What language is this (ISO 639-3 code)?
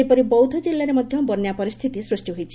ori